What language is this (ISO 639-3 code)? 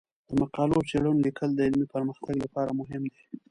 pus